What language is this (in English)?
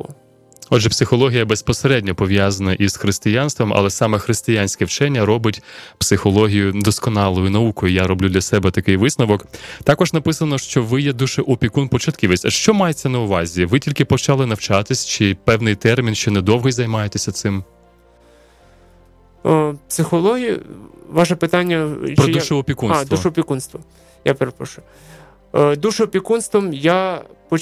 Ukrainian